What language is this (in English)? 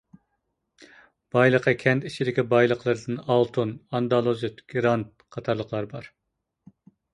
Uyghur